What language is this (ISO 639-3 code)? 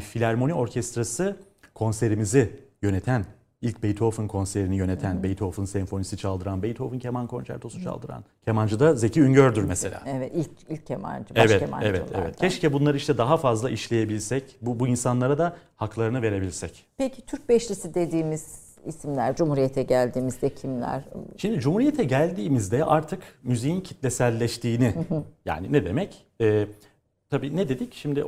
tur